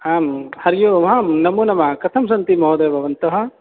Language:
Sanskrit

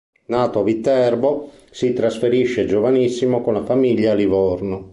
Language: Italian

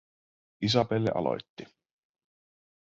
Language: Finnish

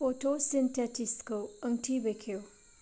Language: Bodo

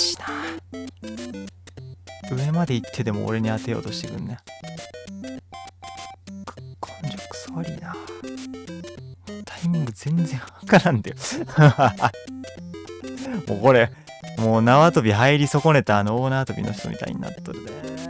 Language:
Japanese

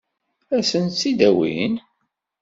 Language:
Kabyle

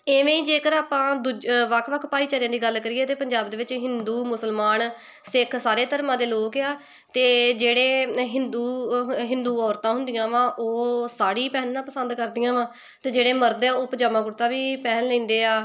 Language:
Punjabi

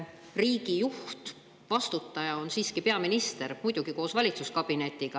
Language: Estonian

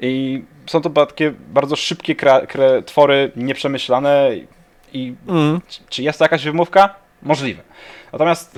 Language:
Polish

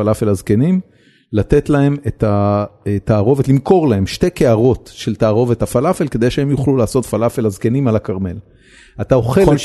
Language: Hebrew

